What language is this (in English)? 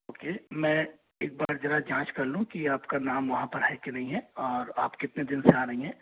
Hindi